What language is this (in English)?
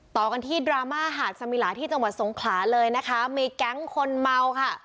Thai